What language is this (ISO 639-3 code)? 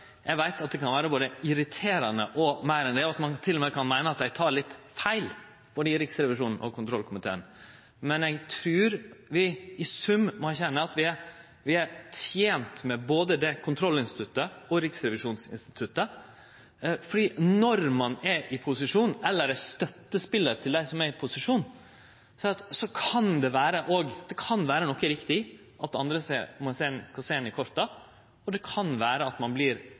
nno